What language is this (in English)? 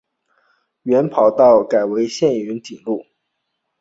Chinese